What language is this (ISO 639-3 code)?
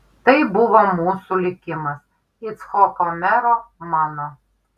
lit